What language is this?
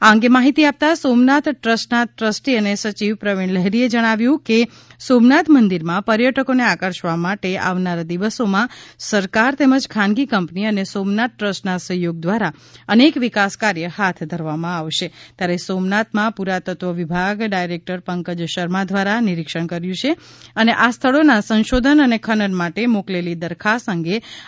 Gujarati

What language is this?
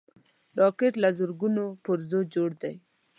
Pashto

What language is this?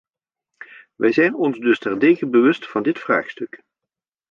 Dutch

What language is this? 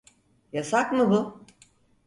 Turkish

